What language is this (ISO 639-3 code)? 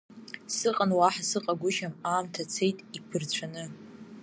abk